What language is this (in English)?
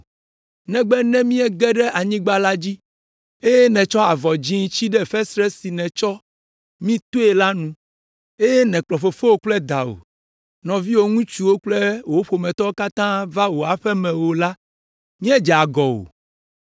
Ewe